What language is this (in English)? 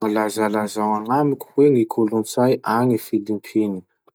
Masikoro Malagasy